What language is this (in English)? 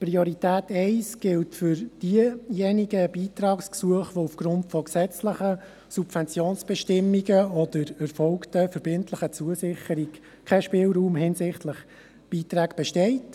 Swiss German